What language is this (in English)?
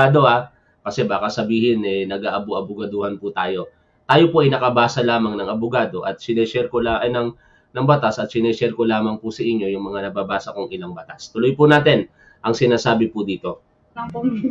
Filipino